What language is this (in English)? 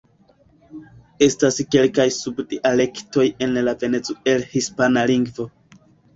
Esperanto